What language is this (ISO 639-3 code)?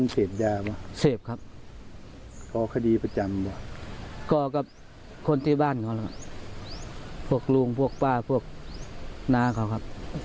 tha